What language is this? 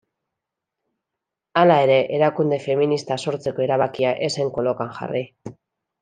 Basque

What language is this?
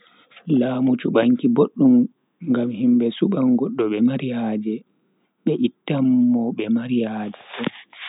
Bagirmi Fulfulde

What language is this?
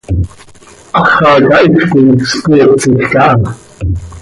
Seri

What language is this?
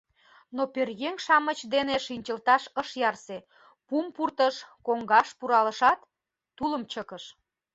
Mari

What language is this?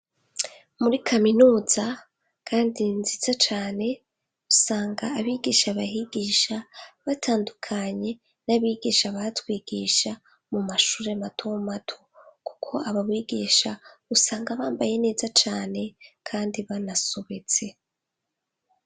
Rundi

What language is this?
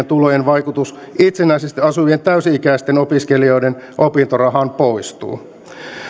Finnish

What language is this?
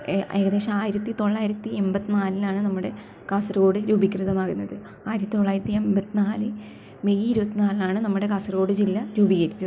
Malayalam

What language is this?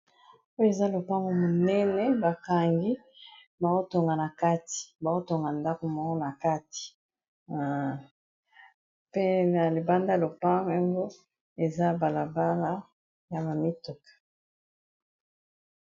Lingala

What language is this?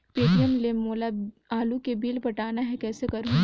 Chhattisgarhi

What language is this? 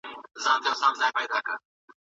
Pashto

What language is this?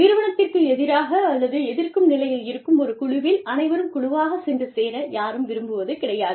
Tamil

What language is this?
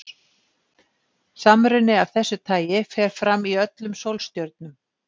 Icelandic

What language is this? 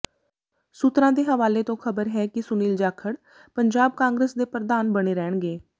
Punjabi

